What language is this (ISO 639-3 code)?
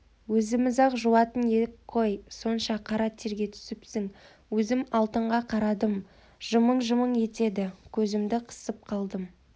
kaz